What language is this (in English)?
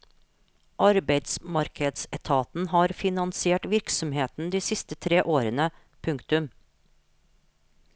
Norwegian